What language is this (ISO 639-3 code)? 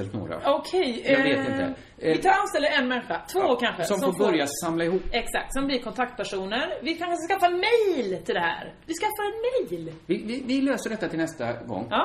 swe